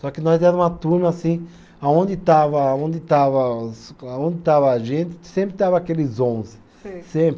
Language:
Portuguese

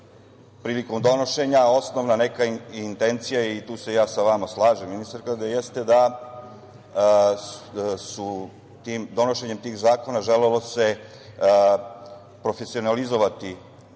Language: Serbian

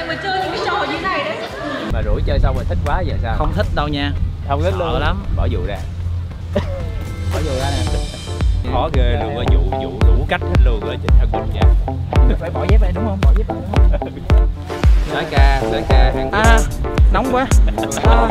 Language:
Vietnamese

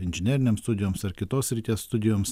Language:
Lithuanian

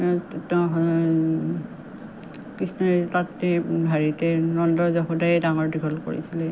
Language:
Assamese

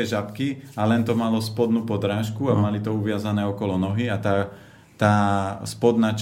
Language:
Slovak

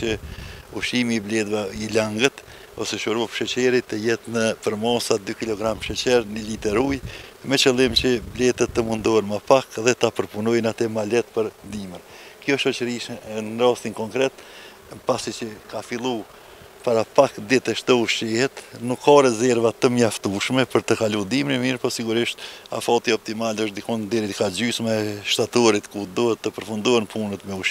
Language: Romanian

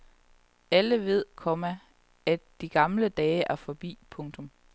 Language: Danish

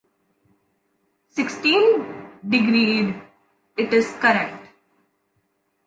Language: English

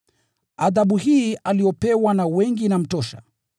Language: Swahili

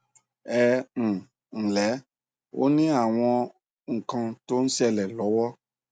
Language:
Yoruba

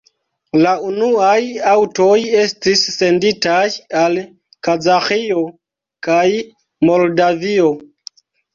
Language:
Esperanto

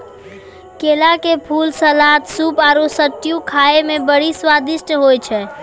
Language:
Maithili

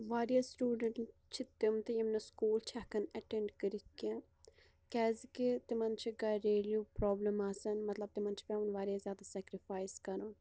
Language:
Kashmiri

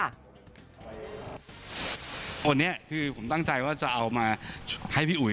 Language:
Thai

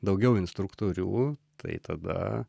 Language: Lithuanian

